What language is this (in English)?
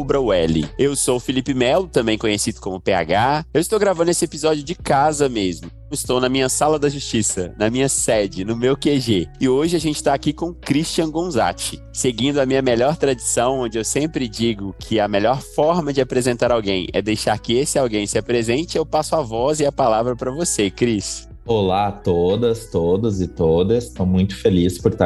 Portuguese